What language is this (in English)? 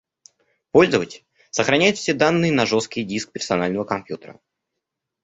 Russian